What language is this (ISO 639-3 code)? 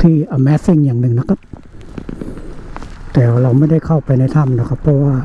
tha